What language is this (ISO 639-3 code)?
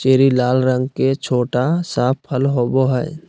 mag